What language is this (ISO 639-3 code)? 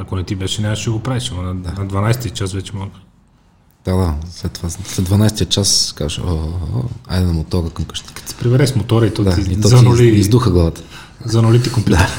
bul